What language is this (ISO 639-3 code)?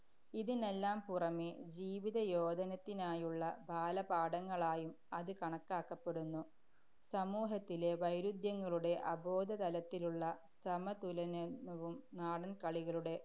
mal